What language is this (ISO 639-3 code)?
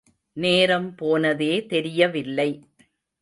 tam